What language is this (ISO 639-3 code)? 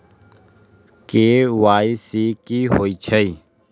mag